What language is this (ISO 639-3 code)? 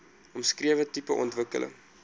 afr